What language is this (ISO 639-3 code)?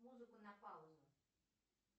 rus